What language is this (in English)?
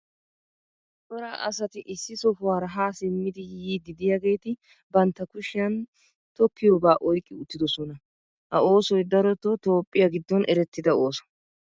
Wolaytta